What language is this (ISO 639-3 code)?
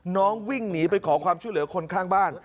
tha